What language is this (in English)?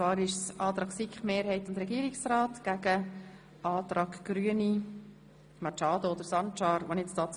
Swiss German